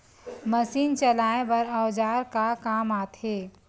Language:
Chhattisgarhi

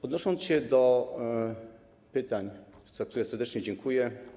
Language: Polish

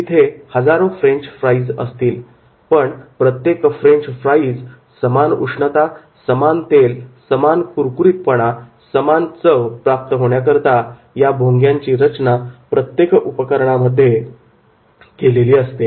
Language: Marathi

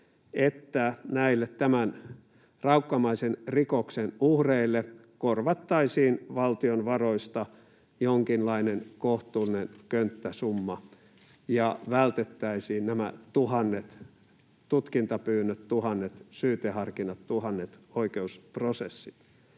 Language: Finnish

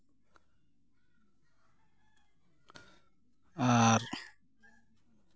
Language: Santali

